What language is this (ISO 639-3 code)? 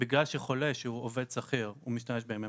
heb